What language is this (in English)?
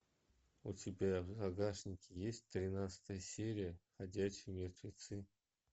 Russian